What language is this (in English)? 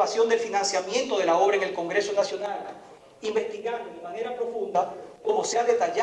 Spanish